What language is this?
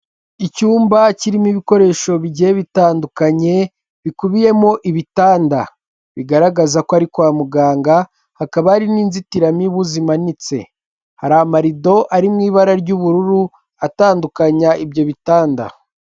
Kinyarwanda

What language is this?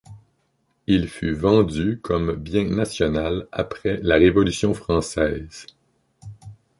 French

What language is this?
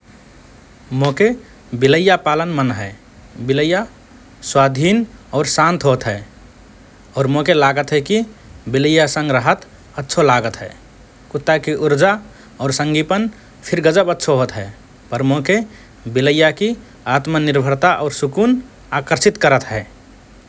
Rana Tharu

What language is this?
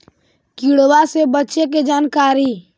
Magahi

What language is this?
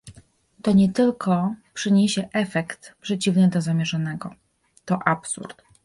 Polish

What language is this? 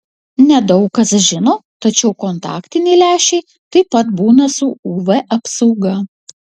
Lithuanian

